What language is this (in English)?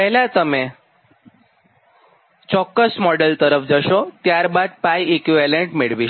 Gujarati